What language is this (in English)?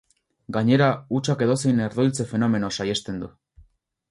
Basque